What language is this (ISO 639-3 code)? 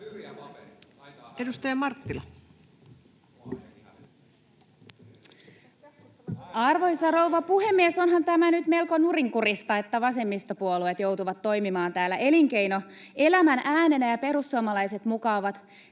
fin